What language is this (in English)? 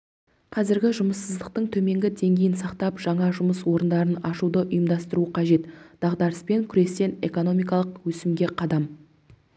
Kazakh